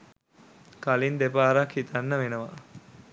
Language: Sinhala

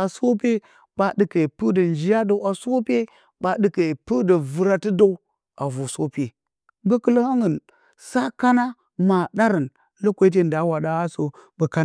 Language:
Bacama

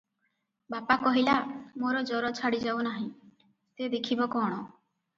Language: Odia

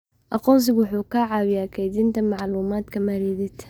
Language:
Somali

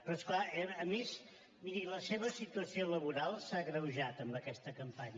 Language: Catalan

